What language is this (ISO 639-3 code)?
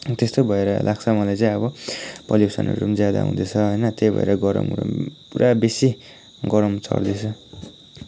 nep